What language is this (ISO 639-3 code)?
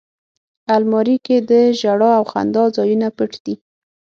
pus